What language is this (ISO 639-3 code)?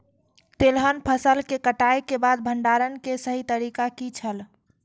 mai